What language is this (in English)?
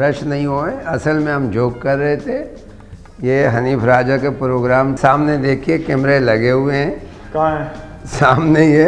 Hindi